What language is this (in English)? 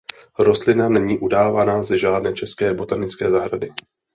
Czech